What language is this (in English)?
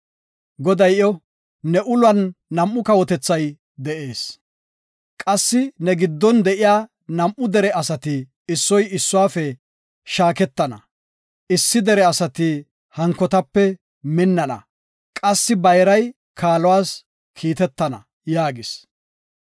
Gofa